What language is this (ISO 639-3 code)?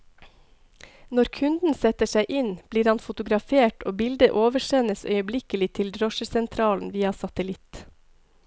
nor